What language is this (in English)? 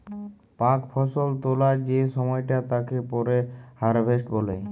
Bangla